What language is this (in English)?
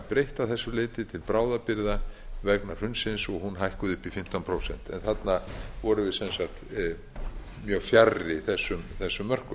Icelandic